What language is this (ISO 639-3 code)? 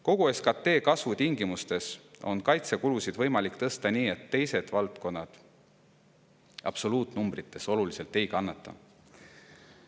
est